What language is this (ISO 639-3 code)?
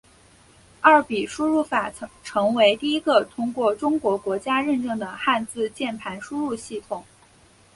zho